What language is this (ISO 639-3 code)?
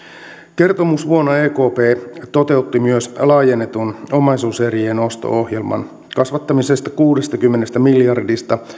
fin